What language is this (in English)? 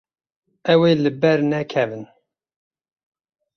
Kurdish